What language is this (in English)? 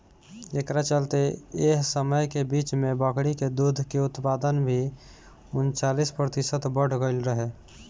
Bhojpuri